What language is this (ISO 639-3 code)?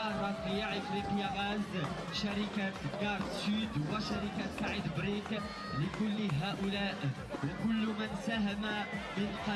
ara